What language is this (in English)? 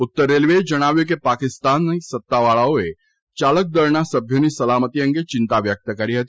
Gujarati